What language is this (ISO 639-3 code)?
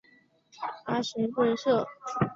zho